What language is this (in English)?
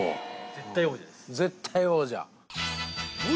Japanese